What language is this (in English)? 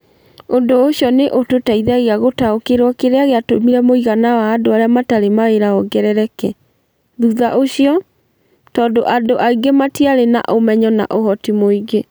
Kikuyu